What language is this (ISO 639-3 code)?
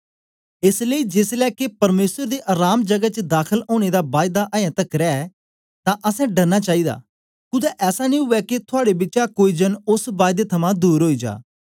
doi